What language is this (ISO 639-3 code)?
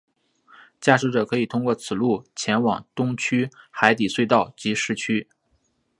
zho